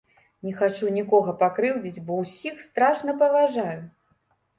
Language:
Belarusian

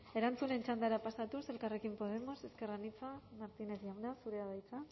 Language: Basque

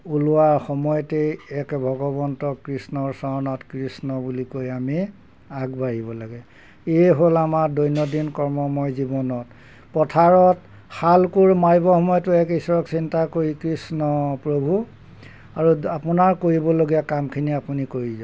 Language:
Assamese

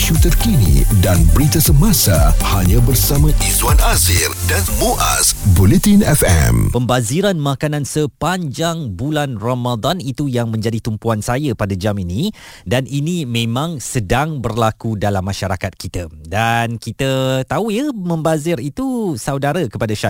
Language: Malay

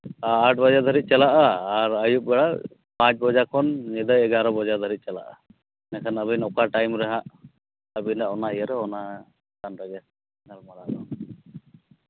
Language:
Santali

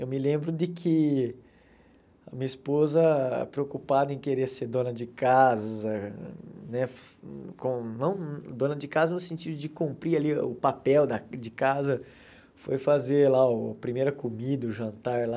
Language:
Portuguese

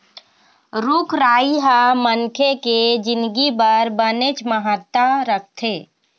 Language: Chhattisgarhi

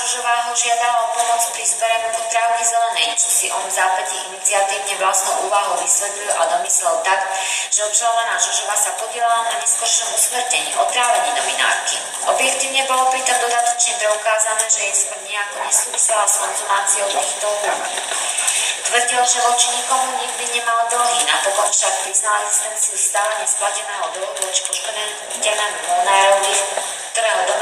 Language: Slovak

